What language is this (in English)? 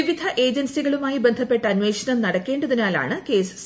Malayalam